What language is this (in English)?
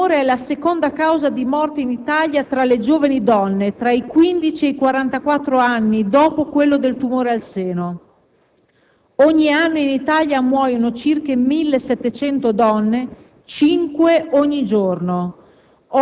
Italian